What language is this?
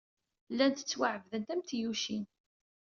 Kabyle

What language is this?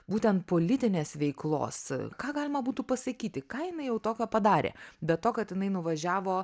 Lithuanian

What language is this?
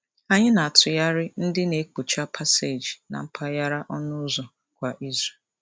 Igbo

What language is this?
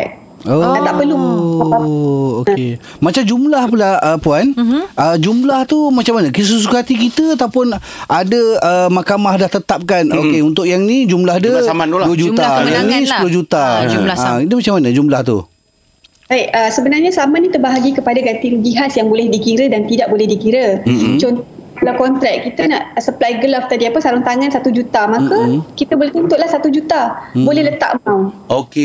Malay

